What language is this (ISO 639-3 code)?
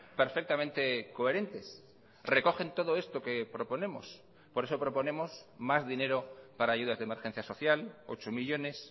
spa